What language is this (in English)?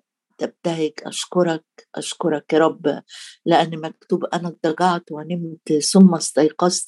Arabic